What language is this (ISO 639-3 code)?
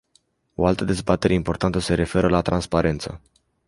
ron